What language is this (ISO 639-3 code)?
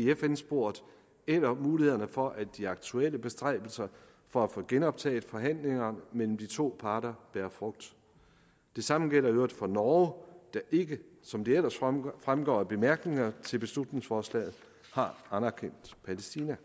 dan